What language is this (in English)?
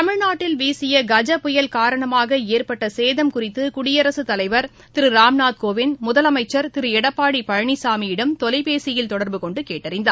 Tamil